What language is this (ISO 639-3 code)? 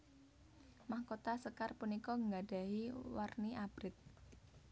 jav